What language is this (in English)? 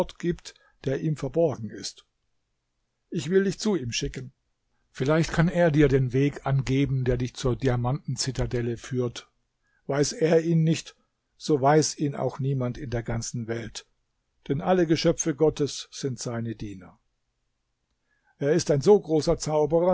German